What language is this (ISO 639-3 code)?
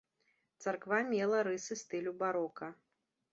bel